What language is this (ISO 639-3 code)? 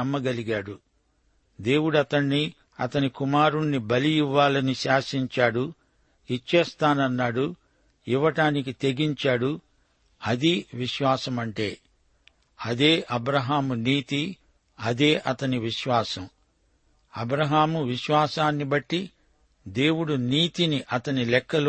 tel